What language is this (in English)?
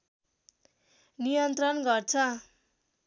Nepali